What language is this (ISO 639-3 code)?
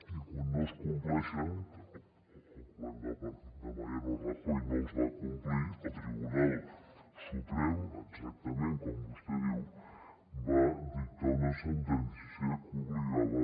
cat